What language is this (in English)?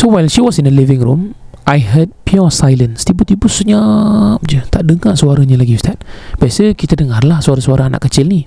Malay